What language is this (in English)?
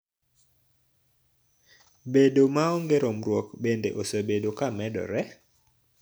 Luo (Kenya and Tanzania)